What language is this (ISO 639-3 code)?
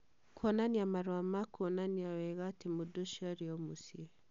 kik